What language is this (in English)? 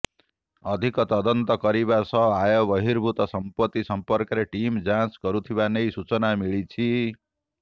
Odia